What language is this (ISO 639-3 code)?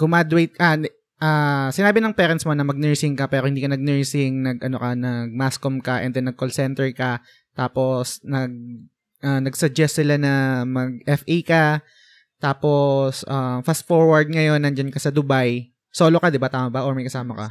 fil